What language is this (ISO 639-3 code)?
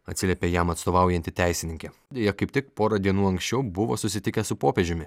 lit